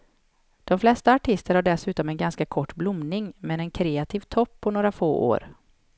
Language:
Swedish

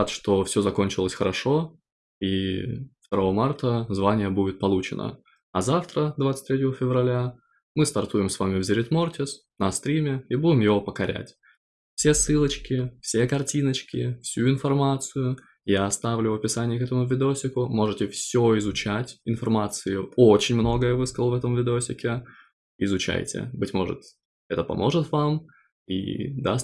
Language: Russian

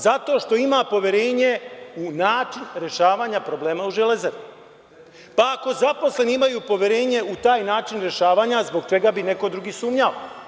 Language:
Serbian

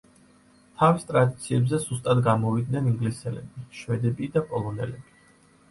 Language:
Georgian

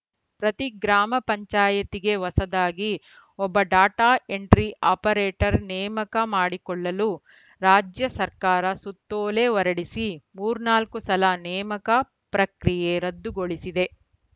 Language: Kannada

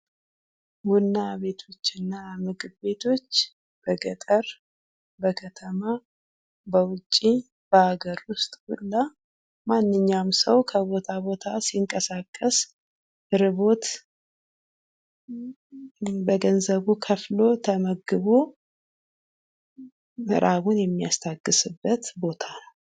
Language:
Amharic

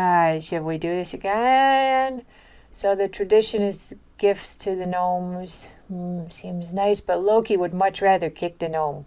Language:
English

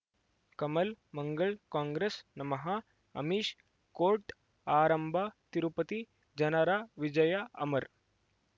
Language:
Kannada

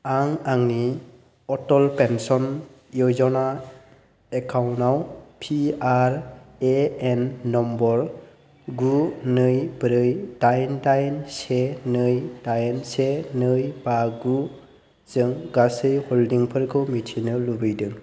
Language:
Bodo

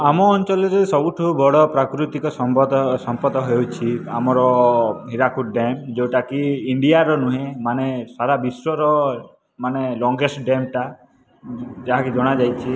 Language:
Odia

